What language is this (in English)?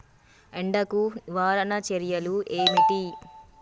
Telugu